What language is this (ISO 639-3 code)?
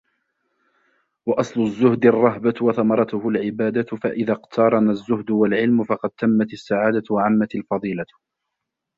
ara